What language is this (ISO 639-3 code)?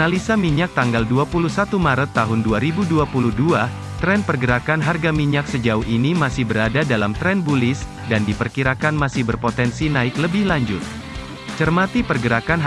ind